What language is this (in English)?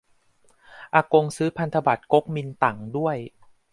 Thai